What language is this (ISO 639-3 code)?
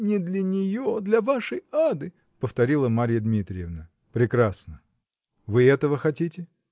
rus